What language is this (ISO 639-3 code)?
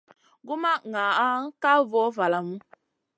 mcn